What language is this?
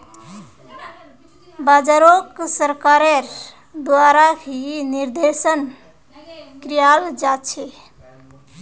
Magahi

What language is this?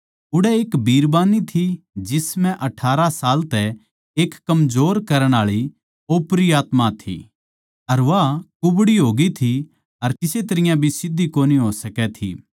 Haryanvi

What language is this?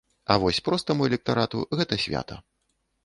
Belarusian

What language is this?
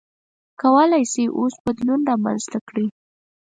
Pashto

